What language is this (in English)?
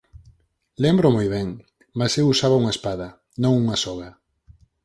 Galician